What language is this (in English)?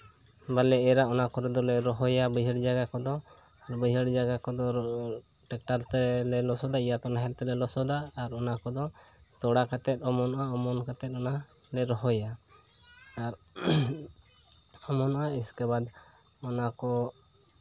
Santali